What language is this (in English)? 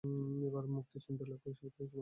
Bangla